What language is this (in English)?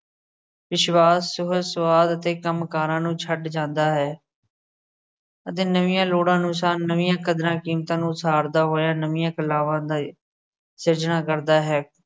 Punjabi